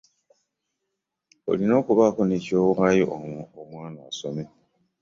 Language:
Ganda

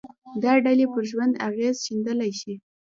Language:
Pashto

